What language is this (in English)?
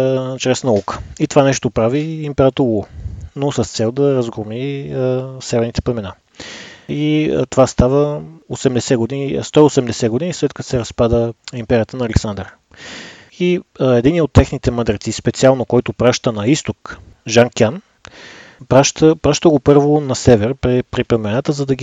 Bulgarian